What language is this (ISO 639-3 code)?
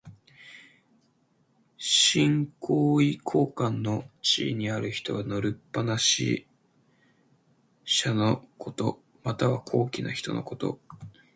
jpn